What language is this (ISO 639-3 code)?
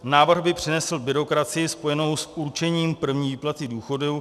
ces